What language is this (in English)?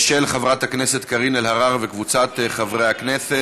Hebrew